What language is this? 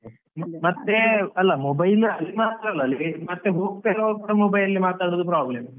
Kannada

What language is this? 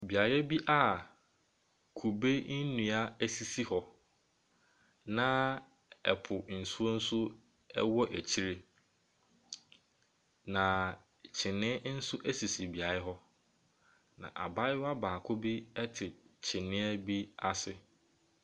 Akan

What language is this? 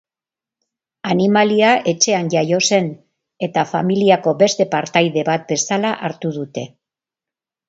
Basque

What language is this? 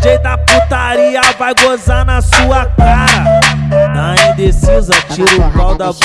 Portuguese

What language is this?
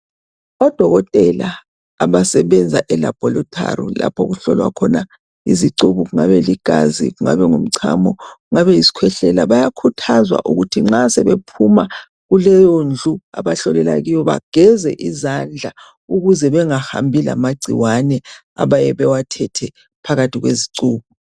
North Ndebele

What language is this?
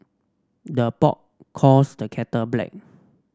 English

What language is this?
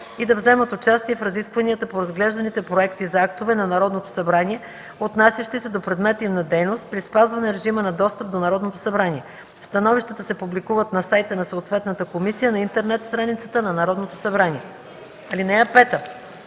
Bulgarian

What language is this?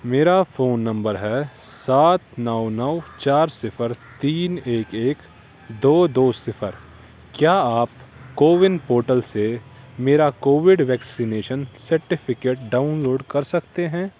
Urdu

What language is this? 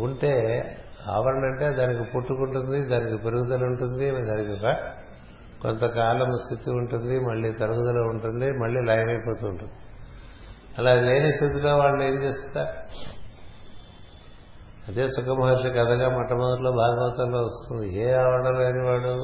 Telugu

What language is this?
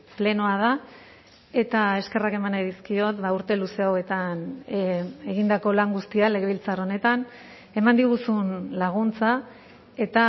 Basque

